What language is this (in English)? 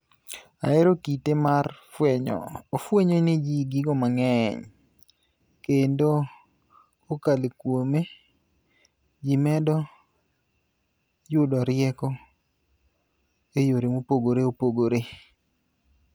Luo (Kenya and Tanzania)